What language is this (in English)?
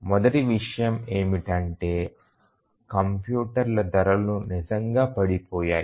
Telugu